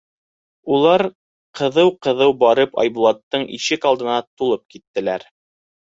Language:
Bashkir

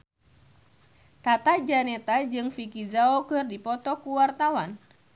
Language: Sundanese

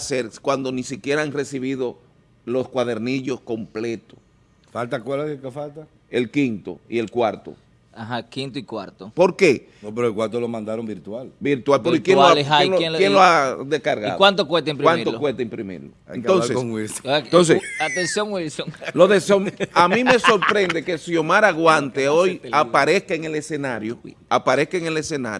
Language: Spanish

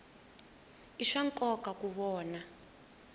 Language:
Tsonga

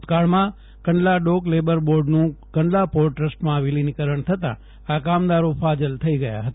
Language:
Gujarati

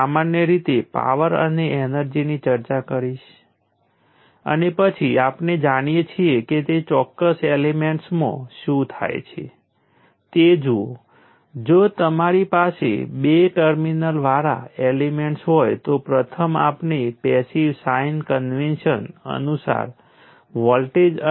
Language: Gujarati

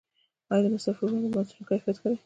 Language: Pashto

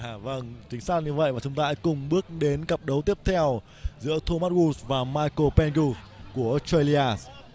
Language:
Vietnamese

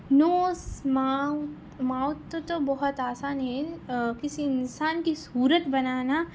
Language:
Urdu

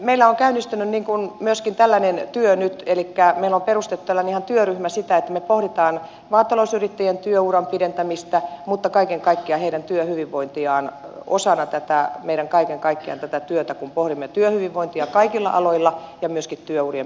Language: Finnish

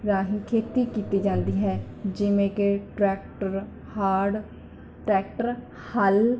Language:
Punjabi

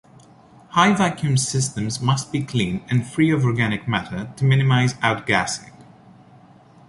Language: English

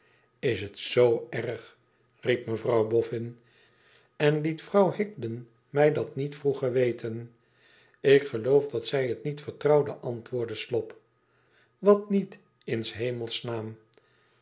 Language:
Dutch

